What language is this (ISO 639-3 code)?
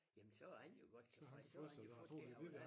dan